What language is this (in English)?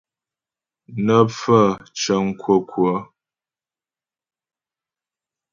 Ghomala